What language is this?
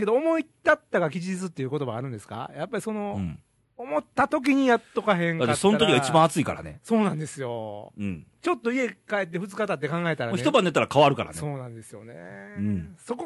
Japanese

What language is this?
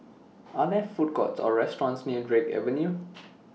English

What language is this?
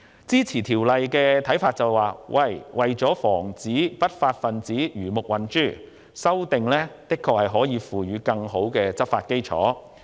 Cantonese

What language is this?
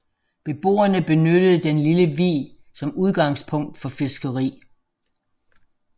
Danish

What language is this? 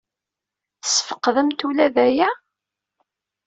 Kabyle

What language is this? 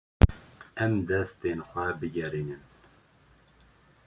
Kurdish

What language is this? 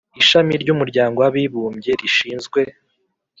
Kinyarwanda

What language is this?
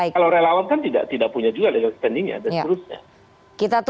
Indonesian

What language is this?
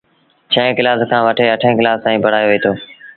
Sindhi Bhil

